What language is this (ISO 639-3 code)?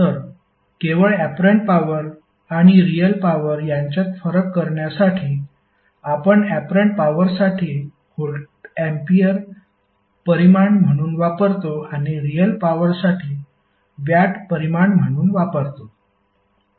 mar